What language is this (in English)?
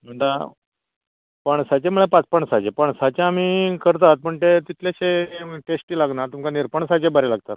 Konkani